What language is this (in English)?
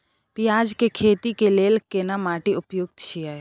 Maithili